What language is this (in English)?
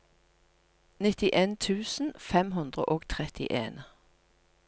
Norwegian